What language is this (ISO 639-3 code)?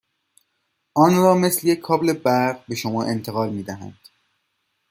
fas